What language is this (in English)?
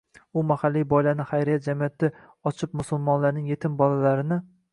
Uzbek